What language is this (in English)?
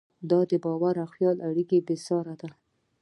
Pashto